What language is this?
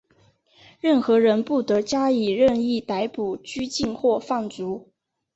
Chinese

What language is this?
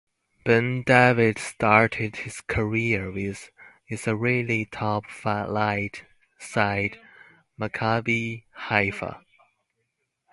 English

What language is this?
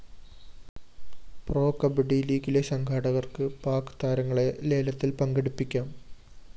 Malayalam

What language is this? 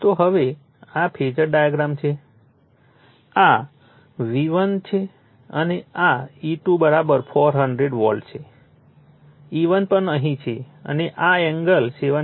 Gujarati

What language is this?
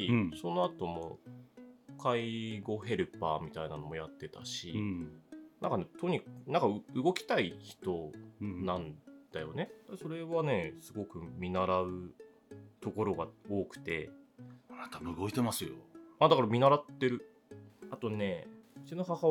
Japanese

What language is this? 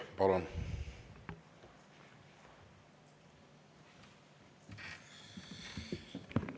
Estonian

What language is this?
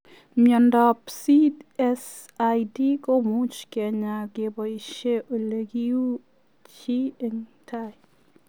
Kalenjin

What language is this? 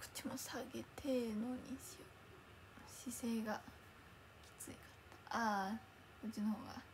Japanese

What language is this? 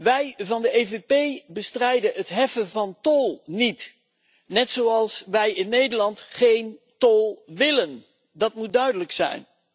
Dutch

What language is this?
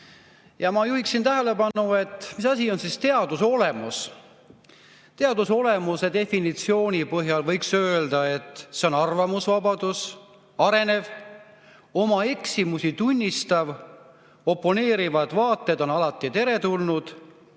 Estonian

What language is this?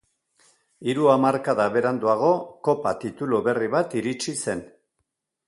Basque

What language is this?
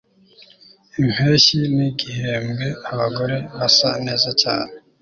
Kinyarwanda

